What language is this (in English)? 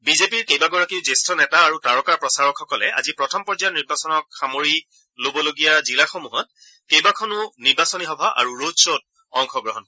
Assamese